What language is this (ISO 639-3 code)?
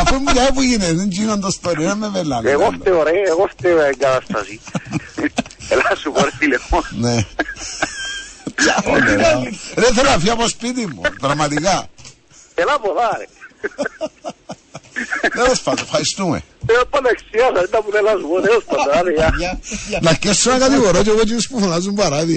ell